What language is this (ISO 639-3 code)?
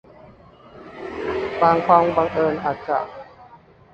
tha